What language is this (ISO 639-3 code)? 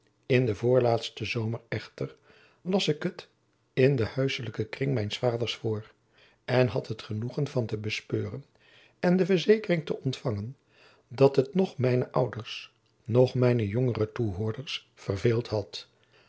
nld